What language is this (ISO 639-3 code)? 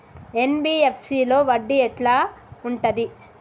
tel